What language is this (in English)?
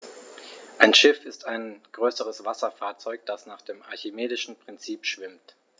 German